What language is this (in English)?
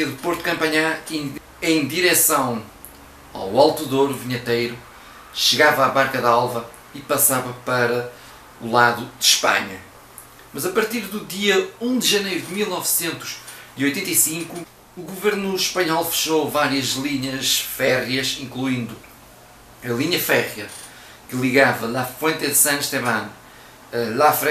Portuguese